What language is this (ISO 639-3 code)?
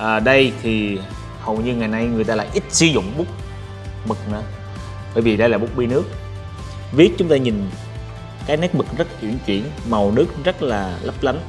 vie